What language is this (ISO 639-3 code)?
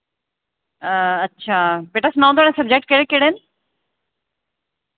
doi